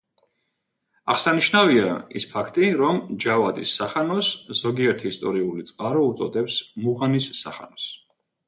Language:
Georgian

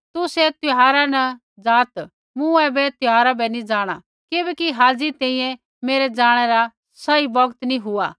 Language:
Kullu Pahari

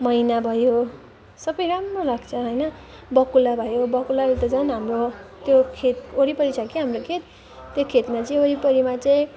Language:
Nepali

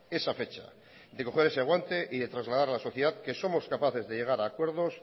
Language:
Spanish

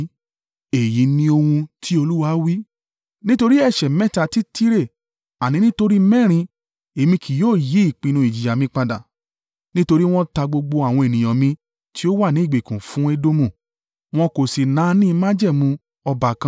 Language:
Yoruba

